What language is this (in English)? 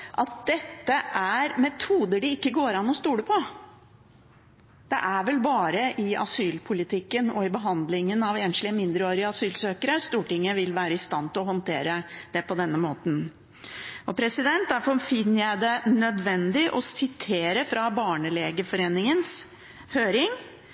Norwegian Bokmål